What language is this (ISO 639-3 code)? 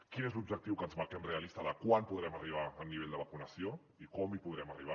cat